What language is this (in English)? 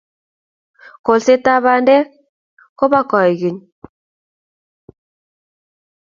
Kalenjin